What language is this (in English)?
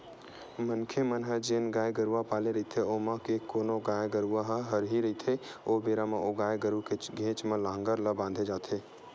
Chhattisgarhi